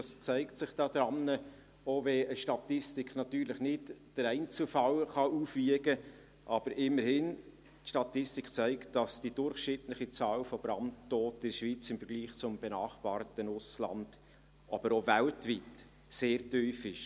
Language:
Swiss German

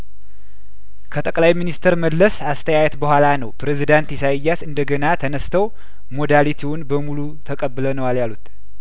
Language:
Amharic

